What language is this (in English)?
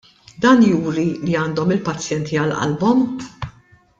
Maltese